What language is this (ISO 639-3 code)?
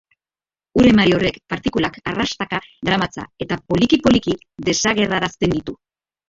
eus